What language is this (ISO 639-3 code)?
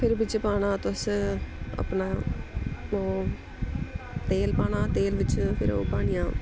doi